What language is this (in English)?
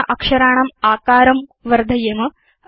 Sanskrit